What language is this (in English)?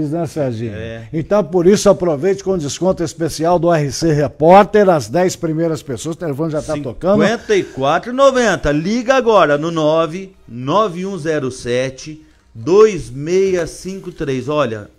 Portuguese